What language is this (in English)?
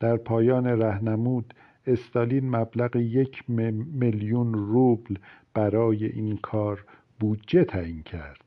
Persian